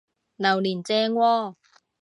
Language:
Cantonese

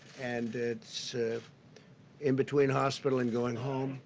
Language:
English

